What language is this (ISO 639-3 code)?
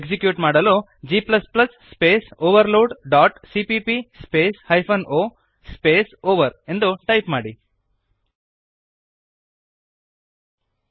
kan